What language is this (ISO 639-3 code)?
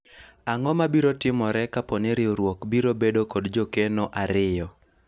luo